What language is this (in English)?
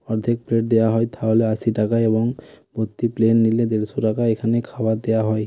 Bangla